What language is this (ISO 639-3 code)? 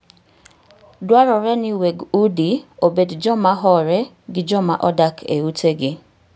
luo